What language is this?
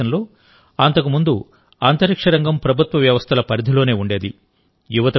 Telugu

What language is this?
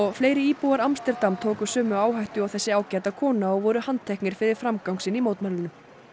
Icelandic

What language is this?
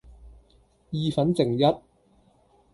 Cantonese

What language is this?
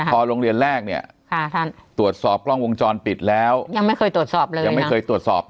Thai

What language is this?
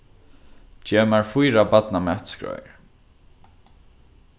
Faroese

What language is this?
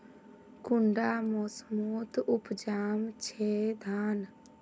Magahi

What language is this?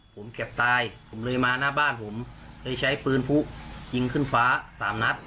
Thai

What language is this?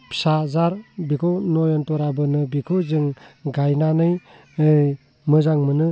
Bodo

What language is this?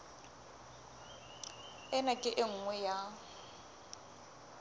Southern Sotho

